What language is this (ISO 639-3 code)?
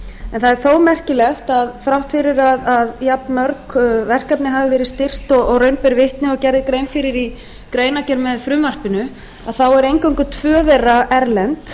isl